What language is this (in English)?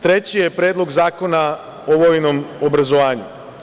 Serbian